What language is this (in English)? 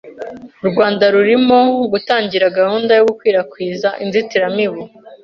Kinyarwanda